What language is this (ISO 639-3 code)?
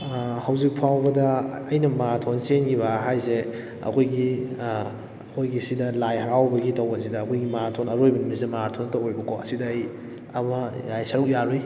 mni